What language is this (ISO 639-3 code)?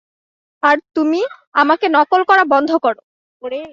ben